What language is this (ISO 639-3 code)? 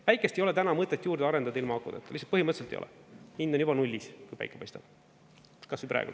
est